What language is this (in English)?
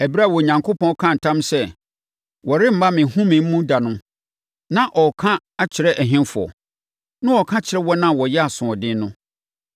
Akan